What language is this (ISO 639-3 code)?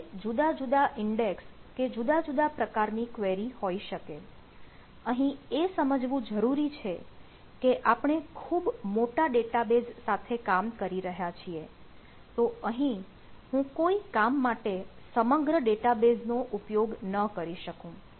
guj